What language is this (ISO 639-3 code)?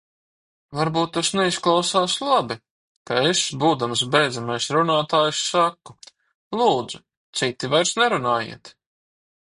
lav